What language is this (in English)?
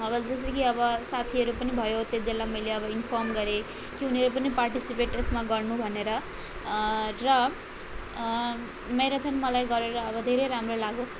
Nepali